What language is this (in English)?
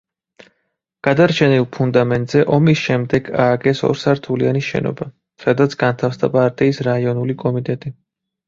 Georgian